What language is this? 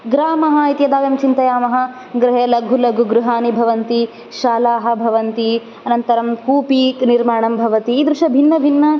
Sanskrit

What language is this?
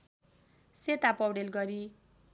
Nepali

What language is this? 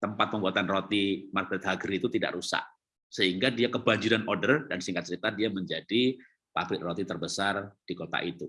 Indonesian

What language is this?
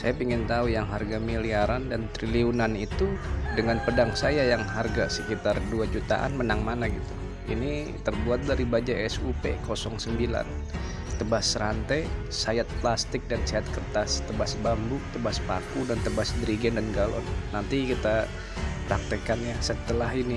Indonesian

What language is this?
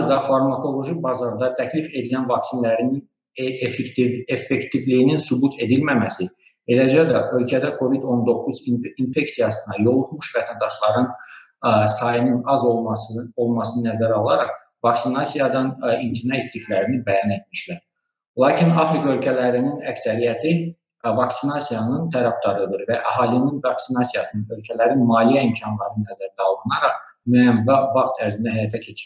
Turkish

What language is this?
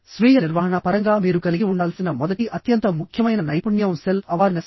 Telugu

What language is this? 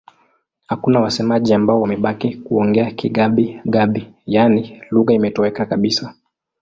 Swahili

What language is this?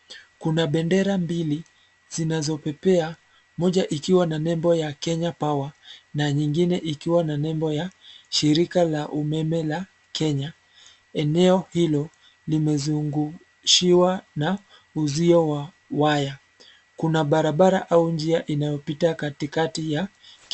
Swahili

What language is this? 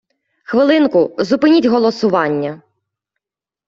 Ukrainian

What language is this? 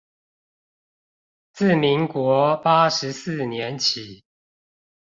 Chinese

